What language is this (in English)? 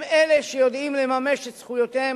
Hebrew